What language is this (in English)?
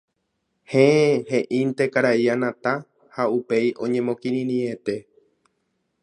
Guarani